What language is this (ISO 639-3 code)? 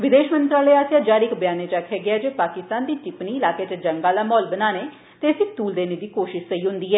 doi